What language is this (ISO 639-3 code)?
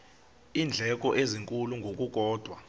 xho